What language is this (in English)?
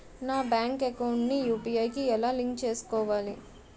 Telugu